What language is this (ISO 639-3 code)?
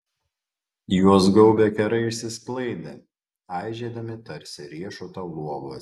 lit